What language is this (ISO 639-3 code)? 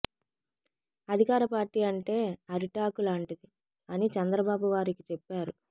tel